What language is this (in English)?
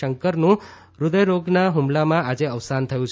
Gujarati